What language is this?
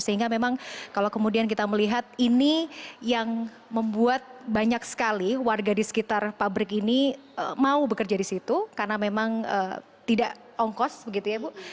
Indonesian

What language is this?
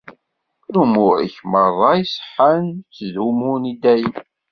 Kabyle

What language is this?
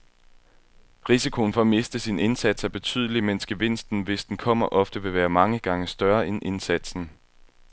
Danish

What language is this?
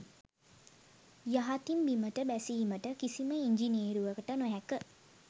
Sinhala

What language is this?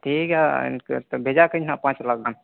Santali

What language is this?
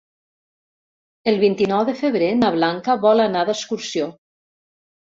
Catalan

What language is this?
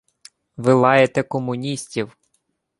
Ukrainian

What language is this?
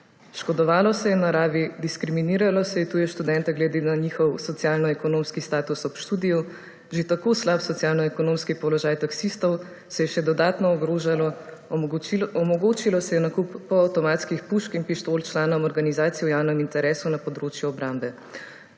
Slovenian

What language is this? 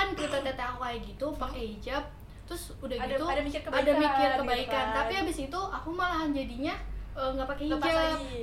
Indonesian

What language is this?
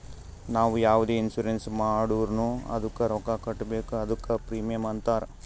Kannada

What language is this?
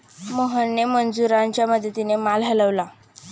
Marathi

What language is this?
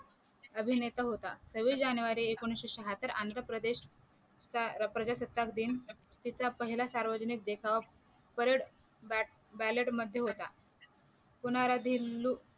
Marathi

